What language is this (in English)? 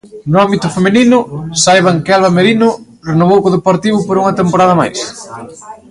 Galician